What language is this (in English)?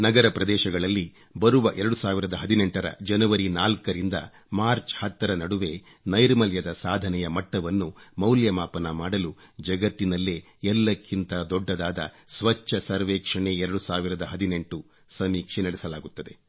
Kannada